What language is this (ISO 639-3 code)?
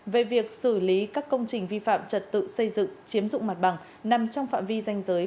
vie